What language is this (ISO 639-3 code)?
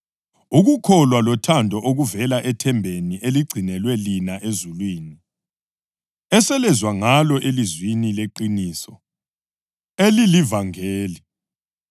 nde